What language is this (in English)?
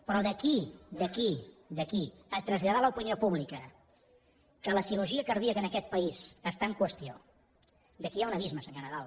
Catalan